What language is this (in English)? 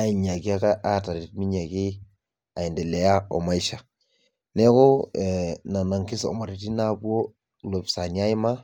Masai